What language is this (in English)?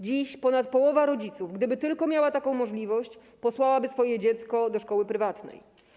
Polish